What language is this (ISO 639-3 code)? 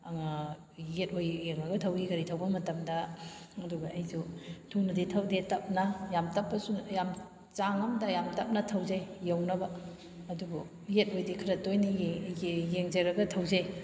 mni